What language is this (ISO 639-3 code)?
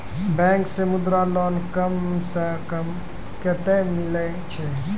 mai